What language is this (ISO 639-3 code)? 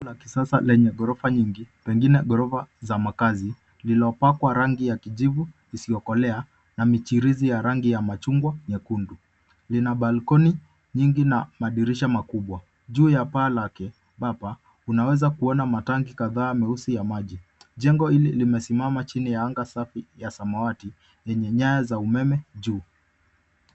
swa